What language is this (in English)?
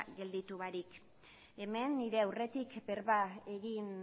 Basque